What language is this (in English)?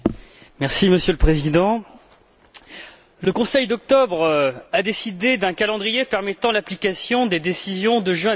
French